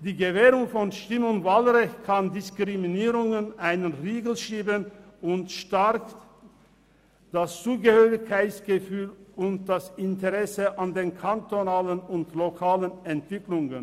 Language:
Swiss German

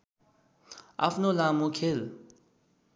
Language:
Nepali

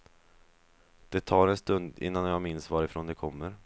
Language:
Swedish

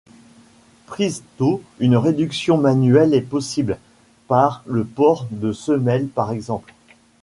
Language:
French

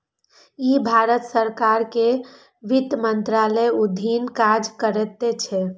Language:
Maithili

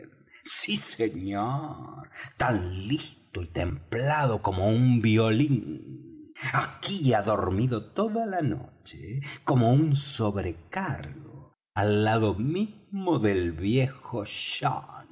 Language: Spanish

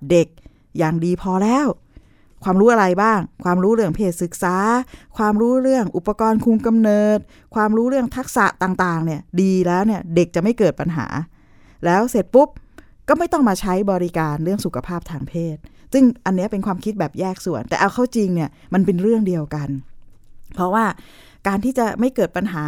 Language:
Thai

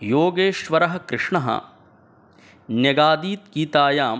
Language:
Sanskrit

